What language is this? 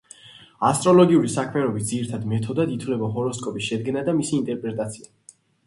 Georgian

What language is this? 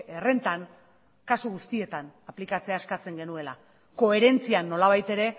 Basque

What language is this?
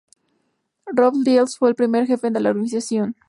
Spanish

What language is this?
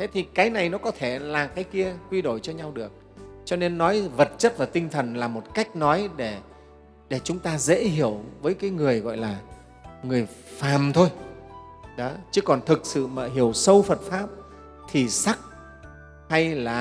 Vietnamese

